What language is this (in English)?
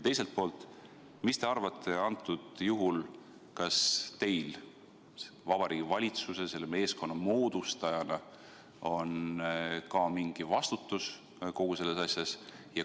Estonian